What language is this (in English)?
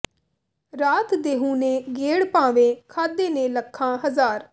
Punjabi